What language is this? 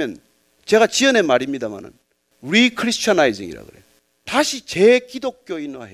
Korean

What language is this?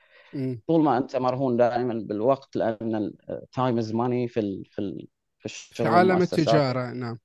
Arabic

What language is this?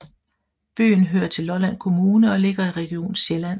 Danish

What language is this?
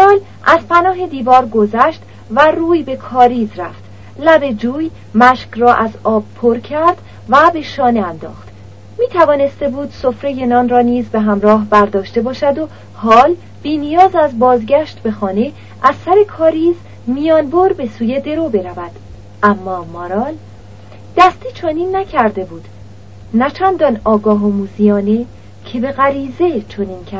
Persian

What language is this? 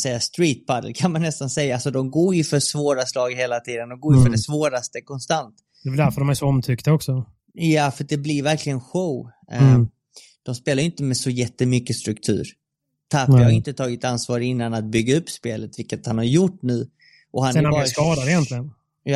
Swedish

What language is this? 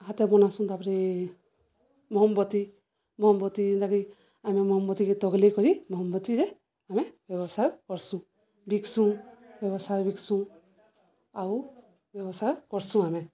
Odia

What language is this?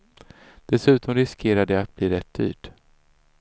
Swedish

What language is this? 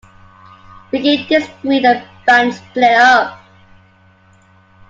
English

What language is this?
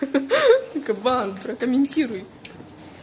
Russian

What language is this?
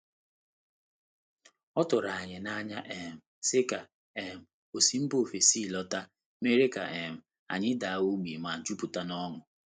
Igbo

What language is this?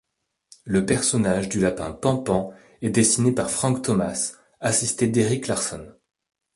French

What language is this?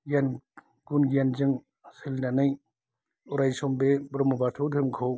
Bodo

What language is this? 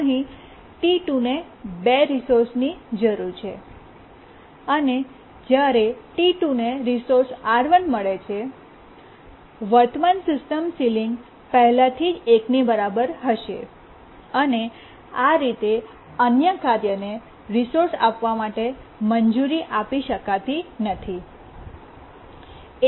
Gujarati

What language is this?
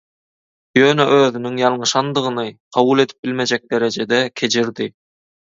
Turkmen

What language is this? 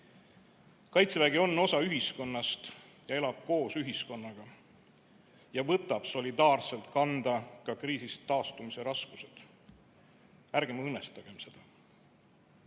Estonian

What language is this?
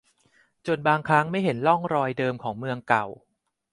Thai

